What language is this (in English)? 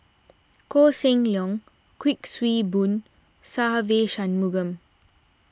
English